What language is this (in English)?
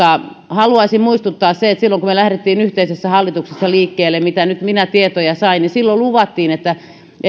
Finnish